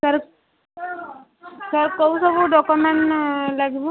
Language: Odia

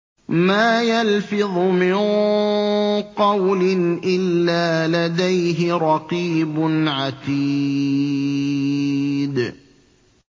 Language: Arabic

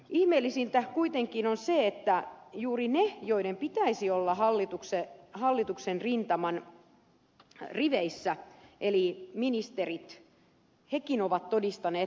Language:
Finnish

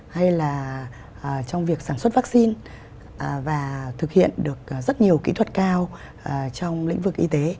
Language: Vietnamese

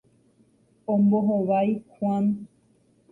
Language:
Guarani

